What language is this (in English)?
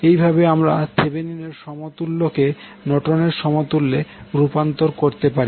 Bangla